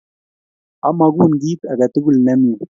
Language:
Kalenjin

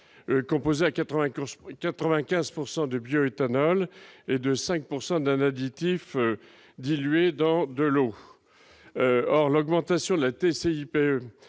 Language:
French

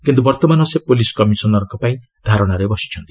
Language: Odia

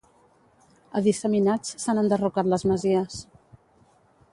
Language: Catalan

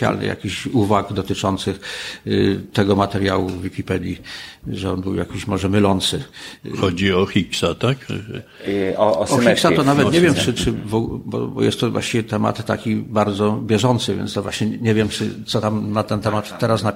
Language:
Polish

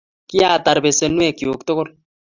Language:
Kalenjin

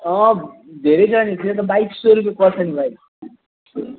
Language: Nepali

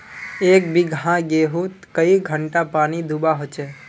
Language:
Magahi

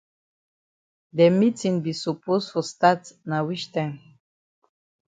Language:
Cameroon Pidgin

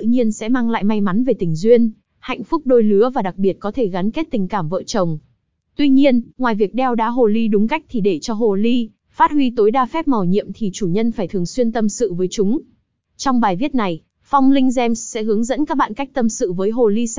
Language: Vietnamese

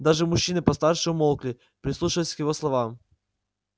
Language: Russian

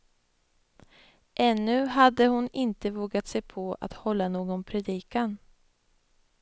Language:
Swedish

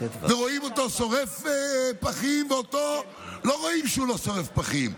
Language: Hebrew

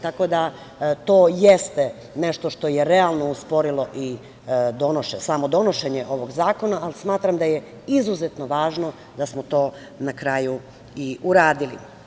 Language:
Serbian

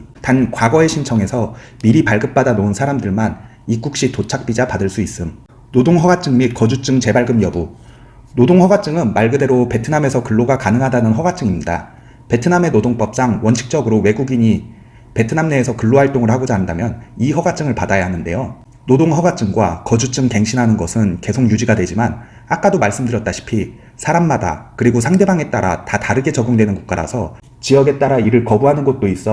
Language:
Korean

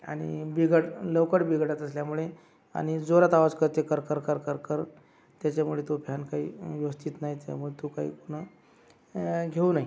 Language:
Marathi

